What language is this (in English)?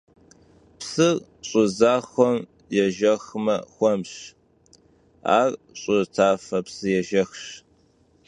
Kabardian